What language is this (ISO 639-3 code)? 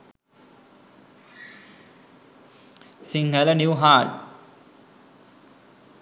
sin